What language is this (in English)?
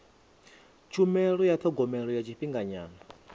Venda